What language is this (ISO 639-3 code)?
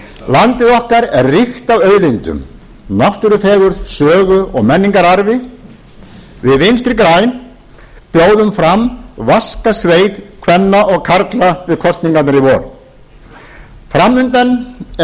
isl